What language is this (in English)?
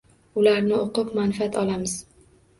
Uzbek